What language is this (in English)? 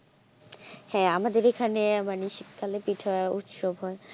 Bangla